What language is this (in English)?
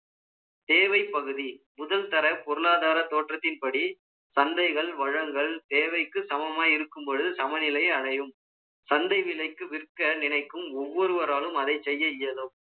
Tamil